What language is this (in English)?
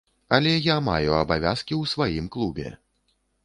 Belarusian